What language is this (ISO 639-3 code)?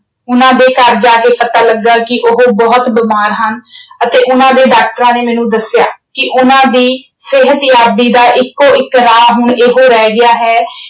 pan